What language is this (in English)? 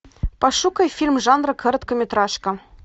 Russian